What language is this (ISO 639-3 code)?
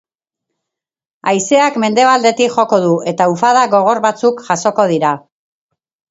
eus